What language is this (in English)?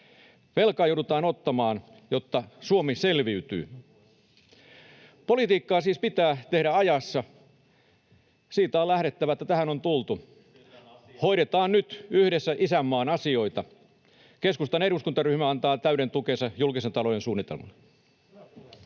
Finnish